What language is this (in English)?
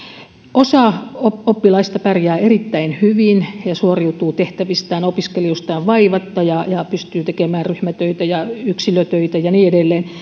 Finnish